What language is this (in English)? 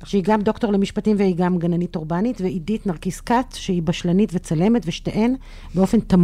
Hebrew